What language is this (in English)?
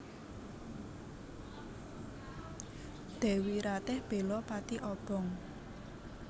Javanese